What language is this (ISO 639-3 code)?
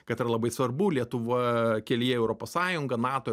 lit